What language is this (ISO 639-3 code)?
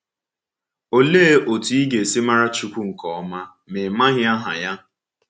ibo